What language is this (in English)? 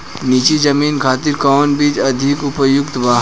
Bhojpuri